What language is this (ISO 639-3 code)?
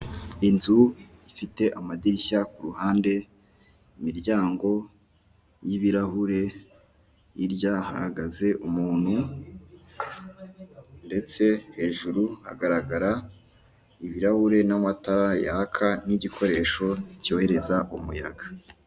kin